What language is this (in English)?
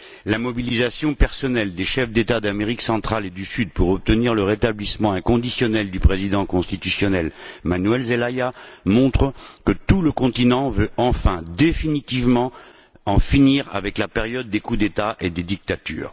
French